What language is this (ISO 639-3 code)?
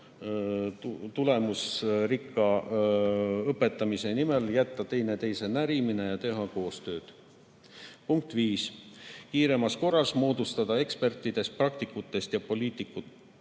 est